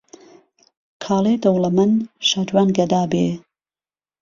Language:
Central Kurdish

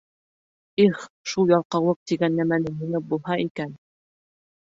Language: Bashkir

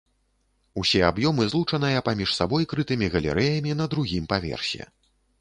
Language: Belarusian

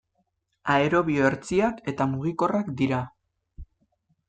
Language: Basque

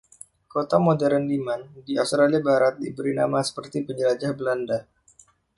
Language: Indonesian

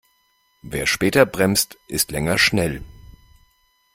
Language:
German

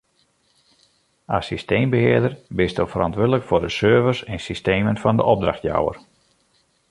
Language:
Western Frisian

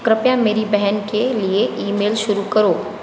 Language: Hindi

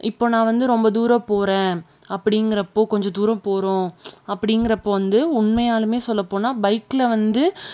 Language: Tamil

